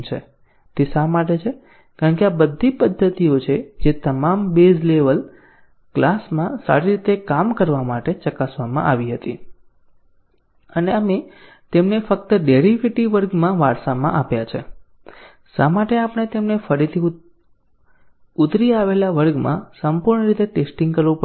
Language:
Gujarati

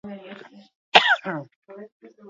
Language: Basque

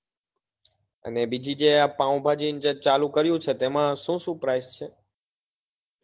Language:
Gujarati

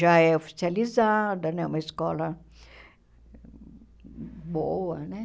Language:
Portuguese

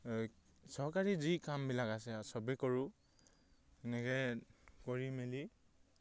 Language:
Assamese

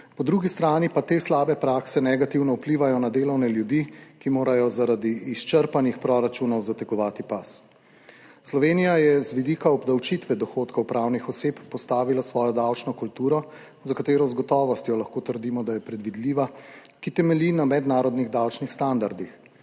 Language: Slovenian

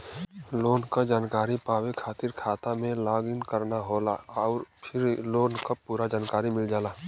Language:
Bhojpuri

